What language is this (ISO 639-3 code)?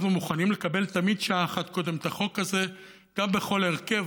heb